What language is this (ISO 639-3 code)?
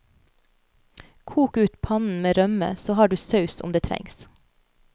nor